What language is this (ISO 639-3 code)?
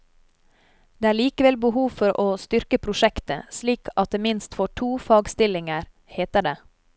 nor